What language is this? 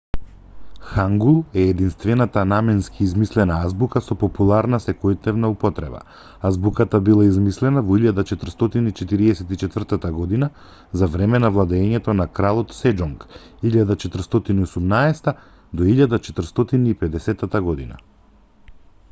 Macedonian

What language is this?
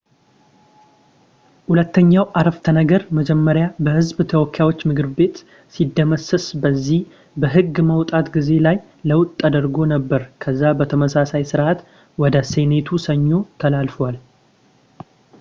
Amharic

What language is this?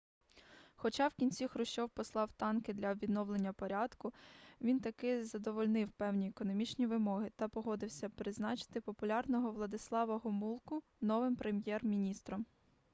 Ukrainian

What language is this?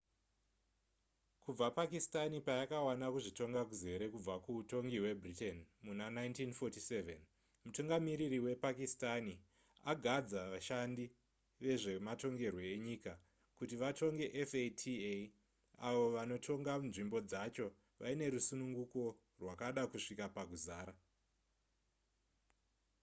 Shona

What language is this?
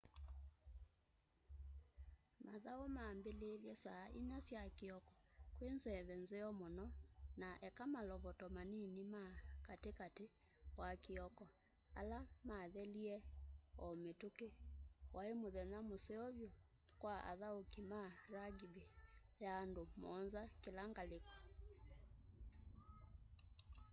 Kamba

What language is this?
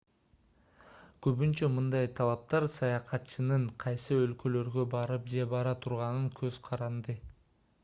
Kyrgyz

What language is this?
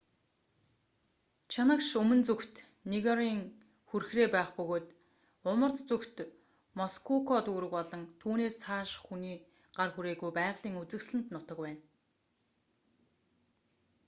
Mongolian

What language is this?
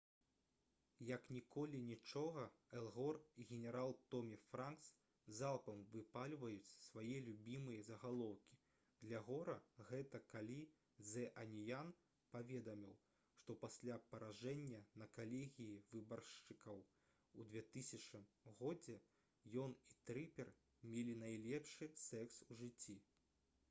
Belarusian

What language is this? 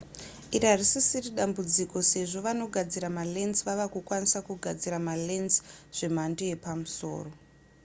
Shona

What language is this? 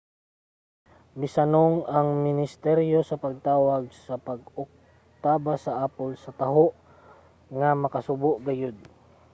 Cebuano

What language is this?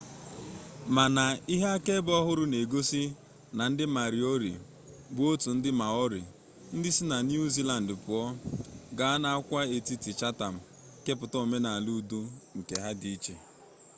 Igbo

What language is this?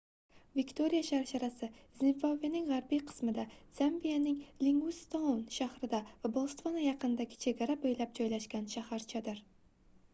Uzbek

